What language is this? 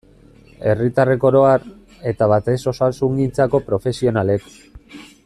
Basque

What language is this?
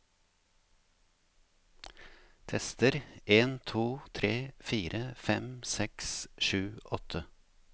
Norwegian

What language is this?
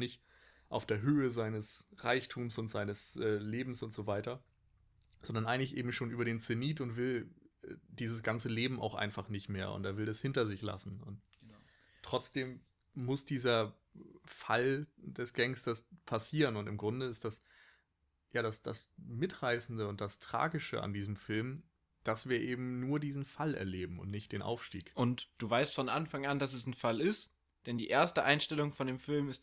German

